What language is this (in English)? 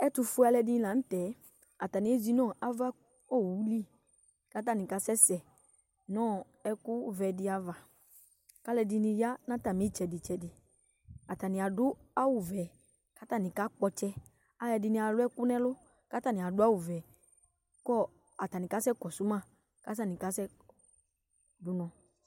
Ikposo